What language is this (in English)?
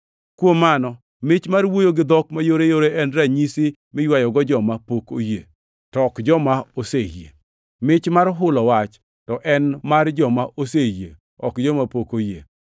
Luo (Kenya and Tanzania)